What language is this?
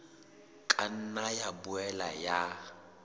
Southern Sotho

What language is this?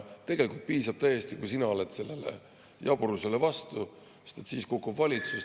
Estonian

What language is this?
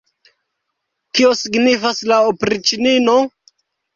Esperanto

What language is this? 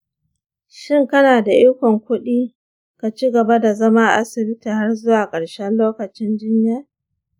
Hausa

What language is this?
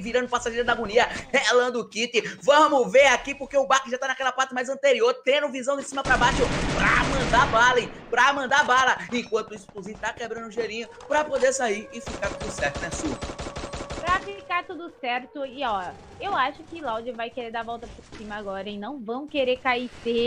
Portuguese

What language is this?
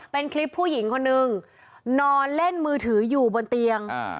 Thai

